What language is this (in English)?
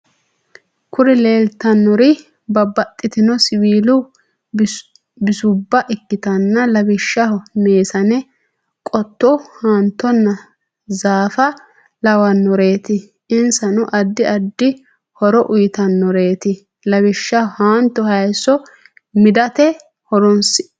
Sidamo